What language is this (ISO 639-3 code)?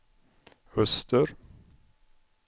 swe